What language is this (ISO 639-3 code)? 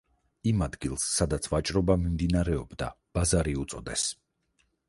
kat